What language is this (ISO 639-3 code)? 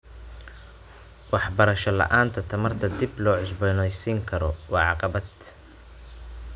som